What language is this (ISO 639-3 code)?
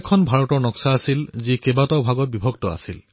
asm